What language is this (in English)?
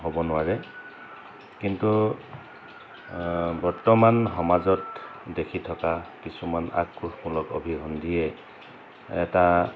Assamese